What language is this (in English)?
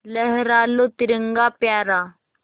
Hindi